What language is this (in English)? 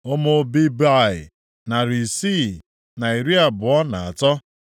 Igbo